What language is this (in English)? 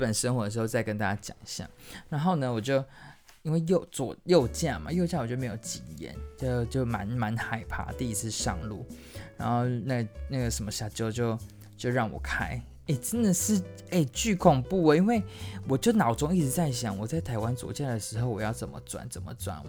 Chinese